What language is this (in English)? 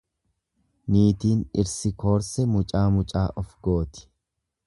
Oromo